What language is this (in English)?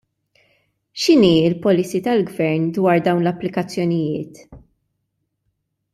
Maltese